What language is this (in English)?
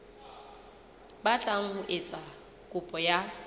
Southern Sotho